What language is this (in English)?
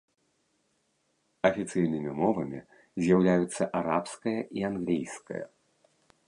Belarusian